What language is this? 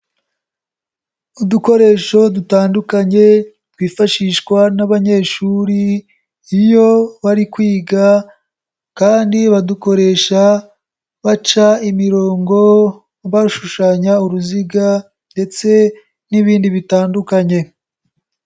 Kinyarwanda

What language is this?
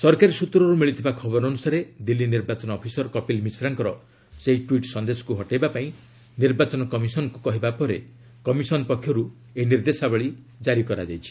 Odia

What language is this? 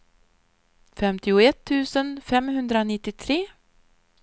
Swedish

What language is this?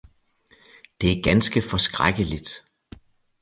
Danish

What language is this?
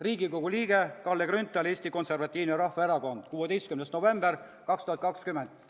Estonian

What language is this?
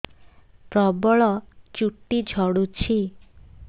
Odia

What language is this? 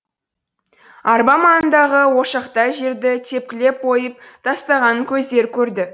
Kazakh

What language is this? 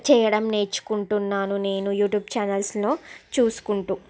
Telugu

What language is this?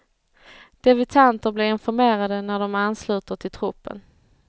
Swedish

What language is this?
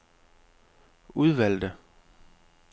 Danish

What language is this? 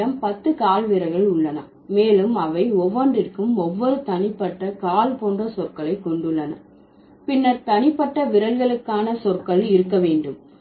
Tamil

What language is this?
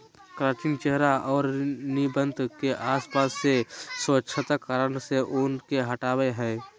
Magahi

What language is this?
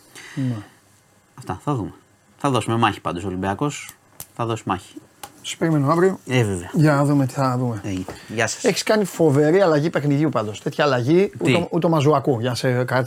Greek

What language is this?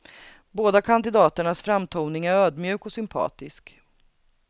Swedish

